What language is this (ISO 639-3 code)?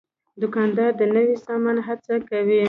pus